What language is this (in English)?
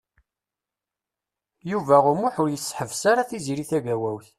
Kabyle